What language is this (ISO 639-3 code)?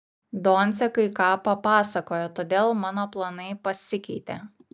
lit